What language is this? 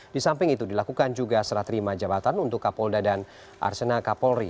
Indonesian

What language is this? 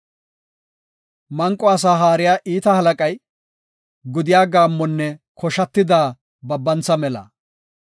Gofa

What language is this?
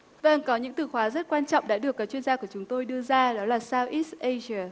Vietnamese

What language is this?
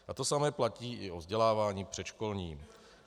Czech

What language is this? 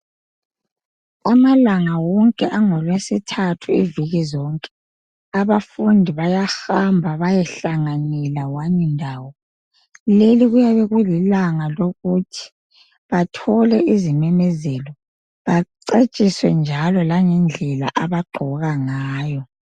North Ndebele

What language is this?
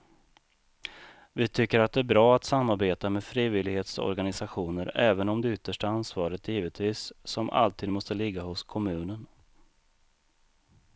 Swedish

